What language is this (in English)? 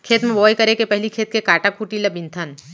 Chhattisgarhi